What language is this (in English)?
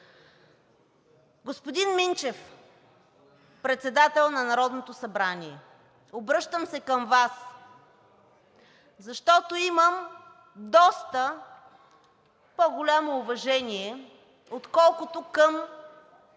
Bulgarian